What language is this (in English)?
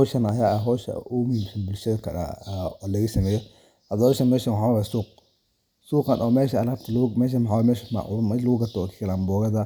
Somali